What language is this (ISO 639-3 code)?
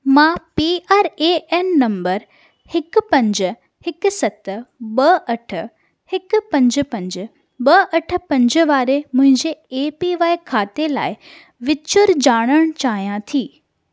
snd